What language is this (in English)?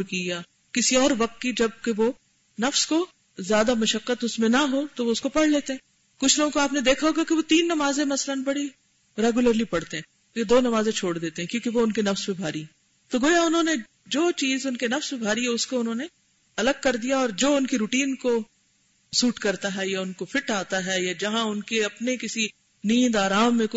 Urdu